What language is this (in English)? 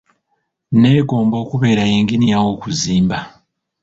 Ganda